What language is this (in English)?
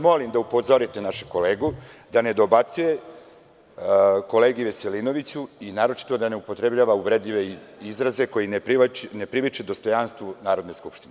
Serbian